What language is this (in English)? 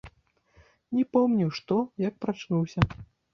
Belarusian